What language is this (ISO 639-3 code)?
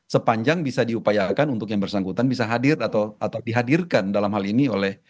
ind